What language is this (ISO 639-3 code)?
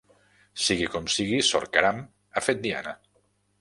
cat